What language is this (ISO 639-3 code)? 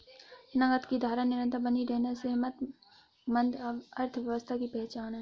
hin